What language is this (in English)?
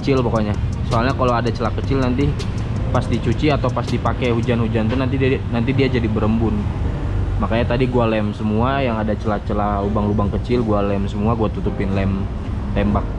Indonesian